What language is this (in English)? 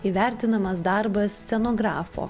Lithuanian